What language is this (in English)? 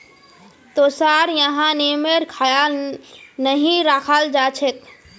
Magahi